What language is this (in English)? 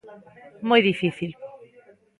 Galician